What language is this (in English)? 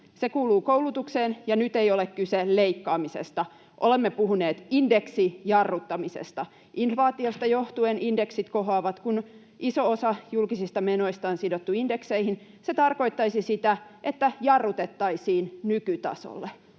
Finnish